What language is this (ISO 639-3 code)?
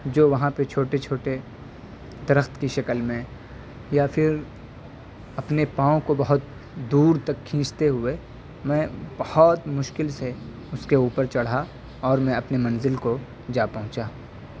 urd